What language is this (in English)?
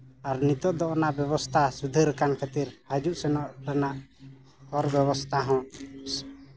Santali